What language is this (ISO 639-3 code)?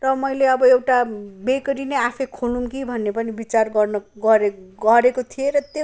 nep